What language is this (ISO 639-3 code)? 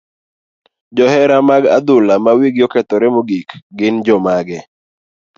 luo